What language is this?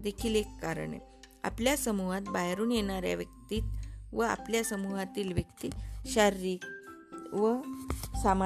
Marathi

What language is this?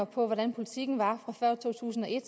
Danish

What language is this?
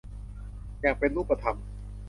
Thai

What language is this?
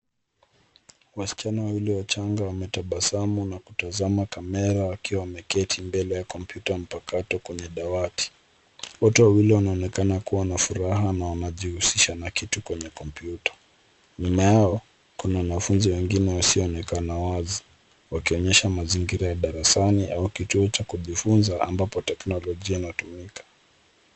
Swahili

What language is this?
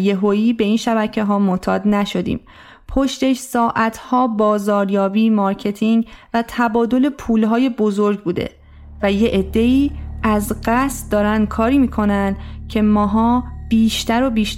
Persian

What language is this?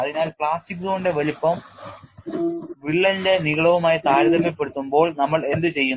Malayalam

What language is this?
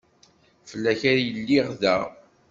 Kabyle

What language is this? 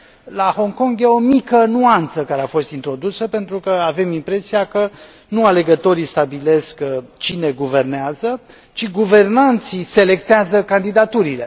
Romanian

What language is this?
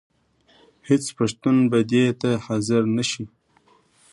Pashto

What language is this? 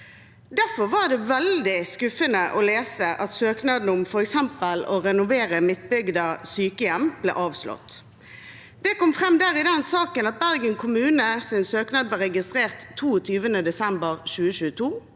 Norwegian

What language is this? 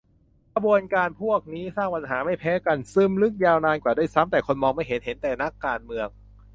Thai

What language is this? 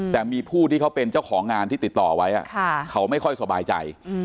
Thai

